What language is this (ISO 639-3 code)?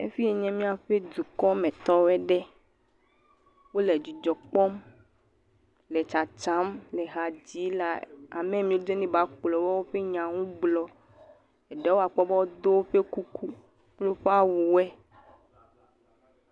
ewe